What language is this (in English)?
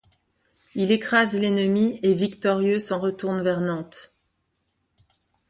French